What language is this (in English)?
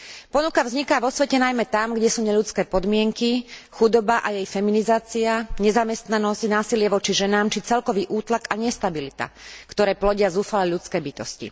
Slovak